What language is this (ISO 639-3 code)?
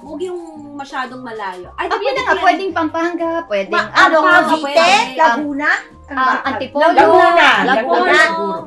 fil